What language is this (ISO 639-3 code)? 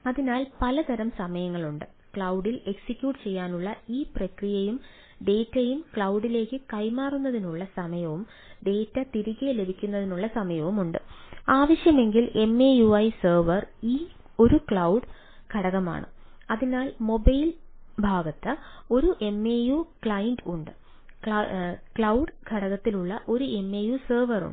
mal